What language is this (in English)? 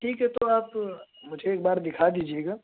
Urdu